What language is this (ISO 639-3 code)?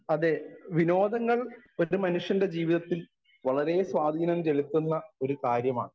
mal